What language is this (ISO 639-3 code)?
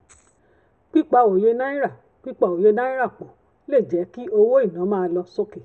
yor